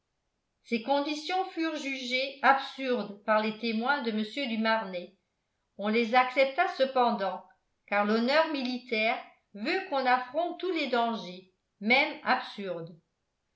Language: French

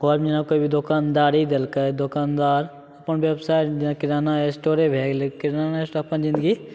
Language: Maithili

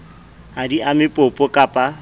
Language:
Southern Sotho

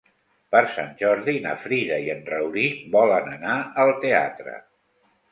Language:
Catalan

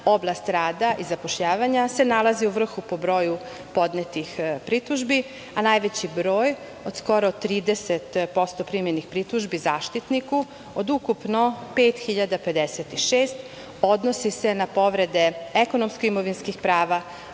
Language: Serbian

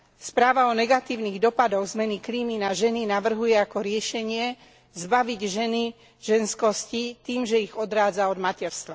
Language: Slovak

